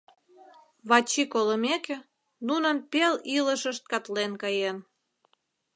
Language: Mari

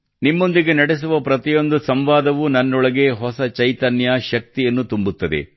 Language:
Kannada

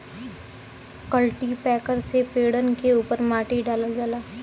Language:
Bhojpuri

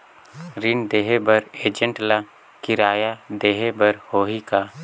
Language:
Chhattisgarhi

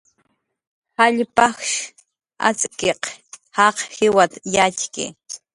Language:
Jaqaru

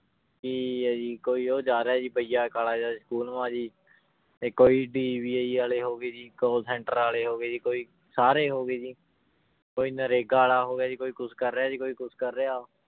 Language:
Punjabi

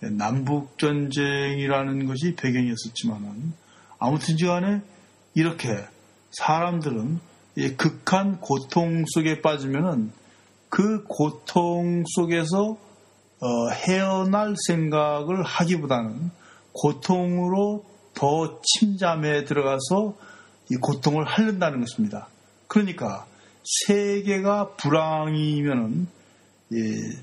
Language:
Korean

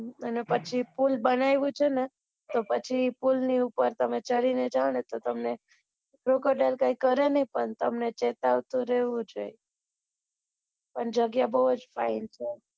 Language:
Gujarati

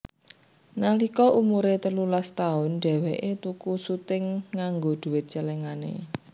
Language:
Javanese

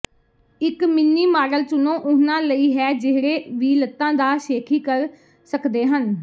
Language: Punjabi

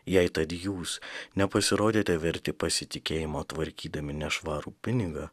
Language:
Lithuanian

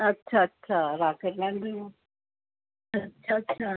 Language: Sindhi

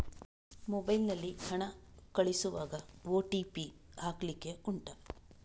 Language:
Kannada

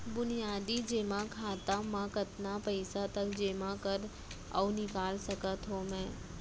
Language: Chhattisgarhi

